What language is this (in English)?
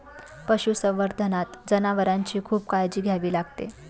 Marathi